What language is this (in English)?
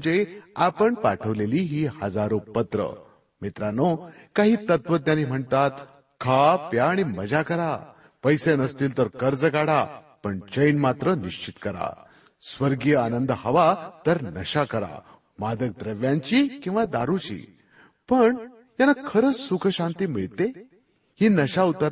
Marathi